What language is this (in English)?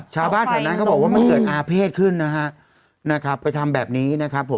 Thai